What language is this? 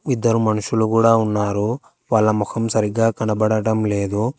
Telugu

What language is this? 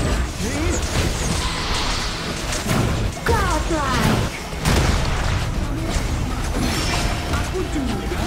Indonesian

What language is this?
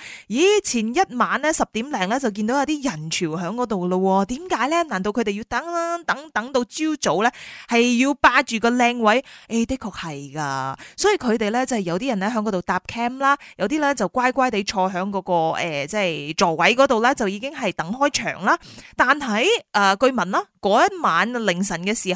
Chinese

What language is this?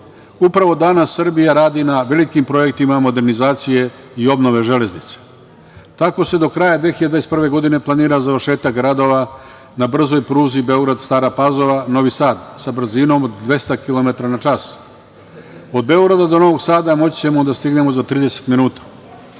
Serbian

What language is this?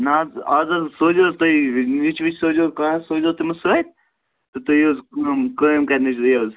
Kashmiri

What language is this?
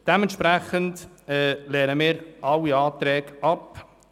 Swiss German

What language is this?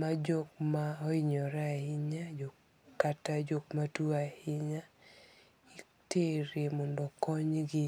Luo (Kenya and Tanzania)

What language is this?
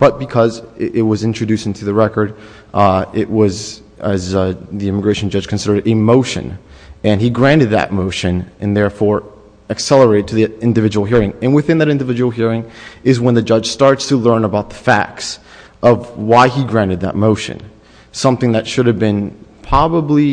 English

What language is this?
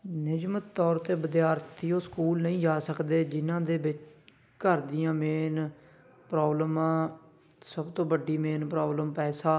Punjabi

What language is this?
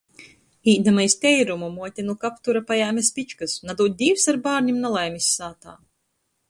Latgalian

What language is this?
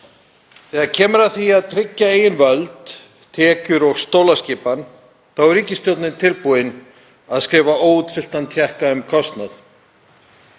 Icelandic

